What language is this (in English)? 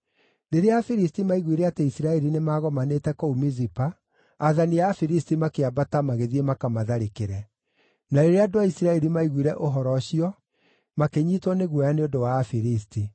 Kikuyu